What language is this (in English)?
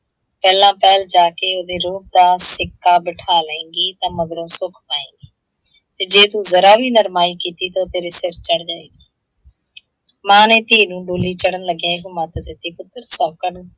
Punjabi